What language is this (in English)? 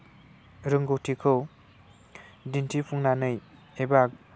Bodo